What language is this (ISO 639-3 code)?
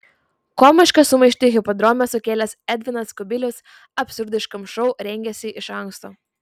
lit